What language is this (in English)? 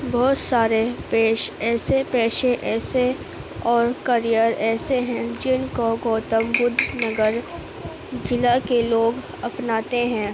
Urdu